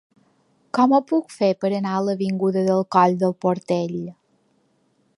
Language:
Catalan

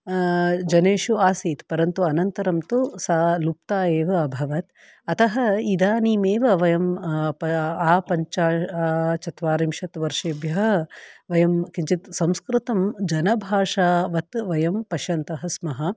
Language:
Sanskrit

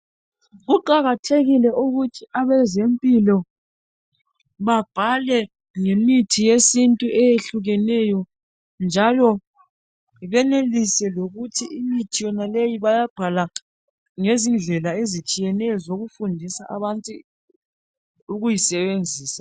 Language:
North Ndebele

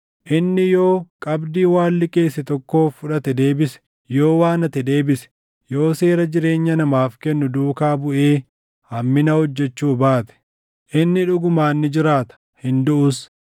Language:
Oromo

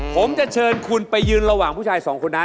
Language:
Thai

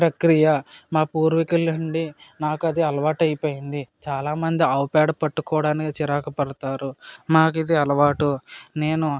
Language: Telugu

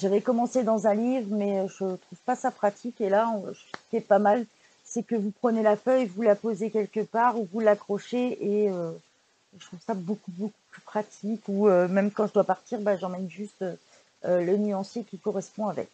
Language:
French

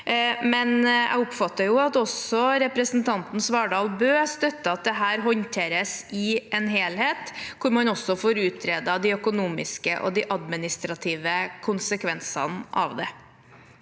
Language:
Norwegian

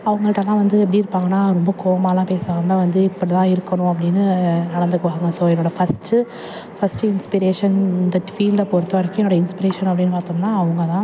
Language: Tamil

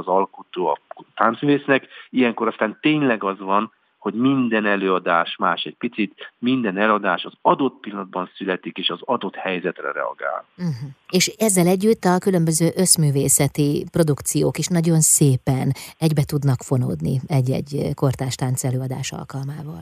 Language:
Hungarian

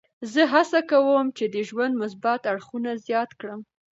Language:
Pashto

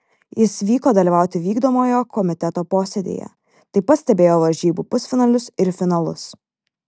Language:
Lithuanian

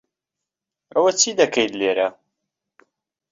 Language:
Central Kurdish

